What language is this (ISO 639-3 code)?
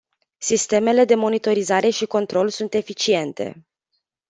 ron